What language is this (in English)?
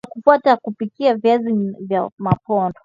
Swahili